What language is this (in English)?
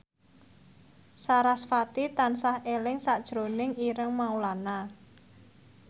Javanese